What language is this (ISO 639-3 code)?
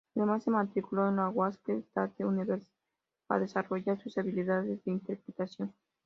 spa